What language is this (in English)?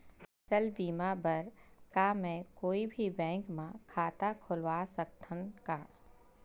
Chhattisgarhi